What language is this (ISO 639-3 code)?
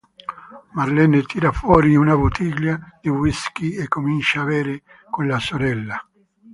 ita